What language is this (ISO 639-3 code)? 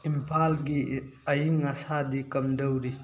mni